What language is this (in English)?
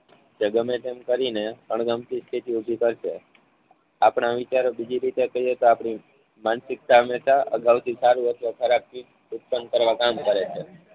Gujarati